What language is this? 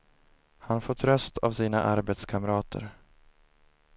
Swedish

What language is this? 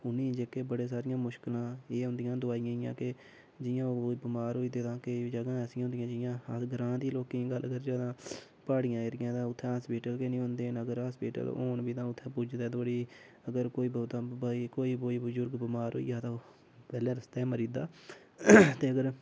Dogri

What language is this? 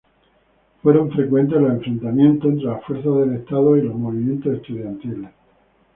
Spanish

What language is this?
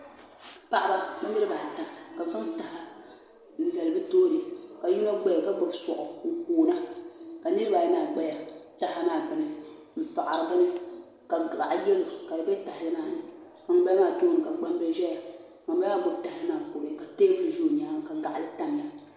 Dagbani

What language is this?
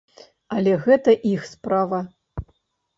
Belarusian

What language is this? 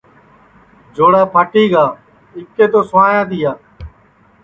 Sansi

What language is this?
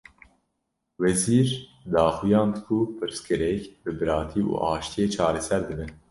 Kurdish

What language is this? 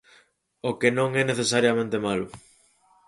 Galician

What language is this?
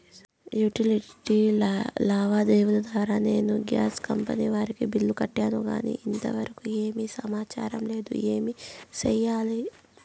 Telugu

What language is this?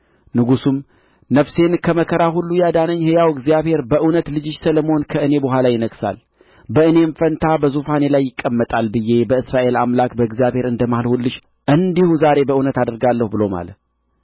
Amharic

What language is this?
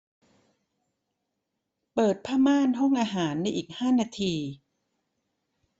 Thai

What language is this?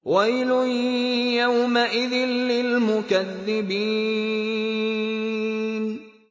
Arabic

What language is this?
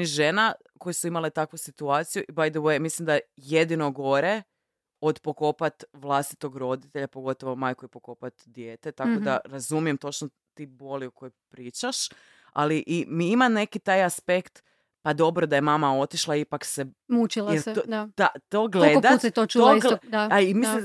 Croatian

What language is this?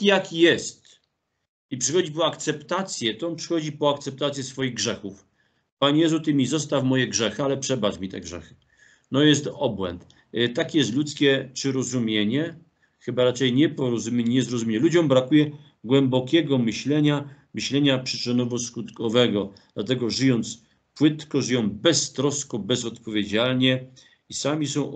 Polish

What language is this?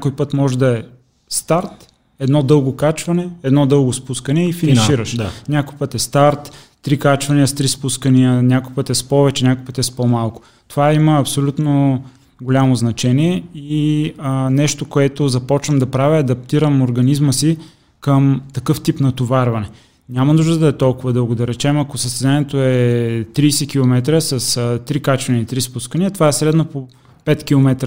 Bulgarian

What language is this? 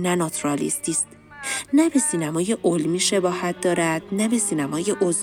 Persian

